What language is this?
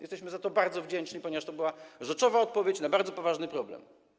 Polish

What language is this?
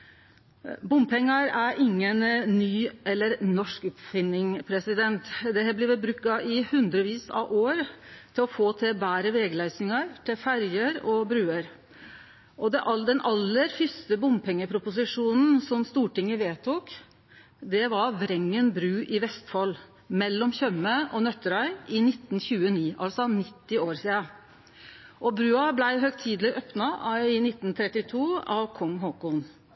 Norwegian Nynorsk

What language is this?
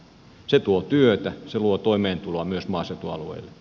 Finnish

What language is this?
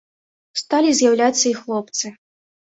Belarusian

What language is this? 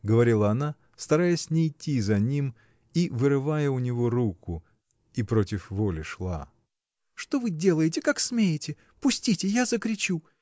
Russian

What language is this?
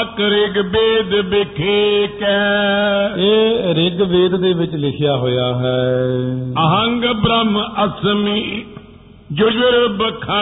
Punjabi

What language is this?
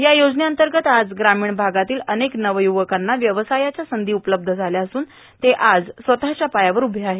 Marathi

